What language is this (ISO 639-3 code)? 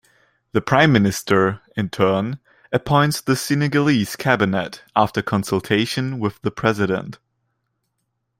eng